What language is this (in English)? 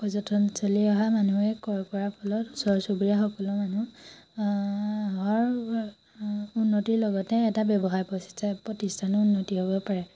Assamese